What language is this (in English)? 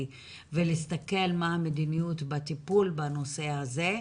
Hebrew